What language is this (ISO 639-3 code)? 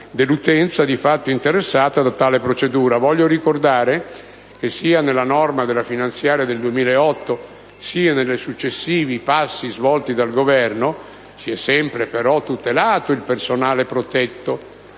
ita